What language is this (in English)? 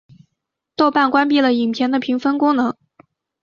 Chinese